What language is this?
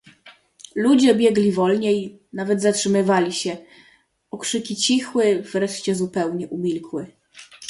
Polish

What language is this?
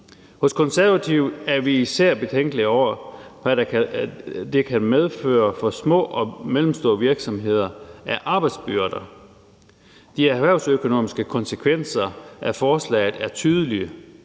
Danish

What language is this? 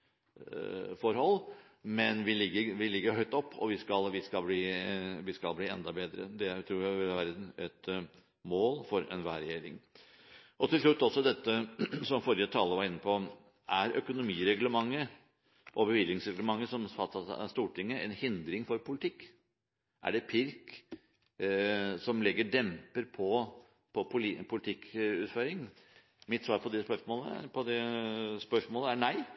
Norwegian Bokmål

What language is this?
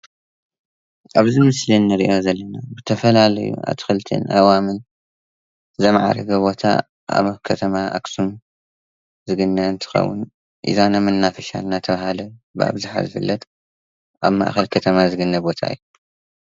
Tigrinya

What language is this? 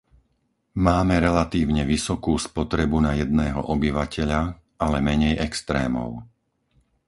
Slovak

